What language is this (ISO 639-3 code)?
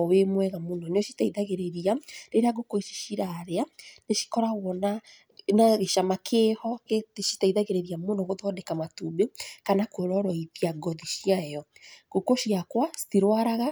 kik